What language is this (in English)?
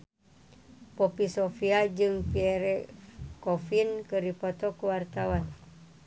Sundanese